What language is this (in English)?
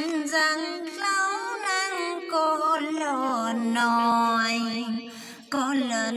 Vietnamese